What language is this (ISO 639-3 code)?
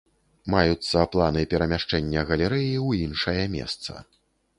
bel